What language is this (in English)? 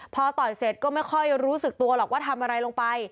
Thai